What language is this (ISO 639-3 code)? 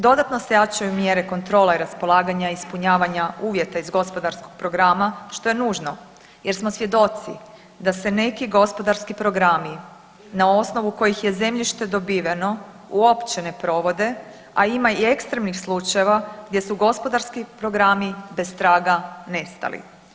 hrv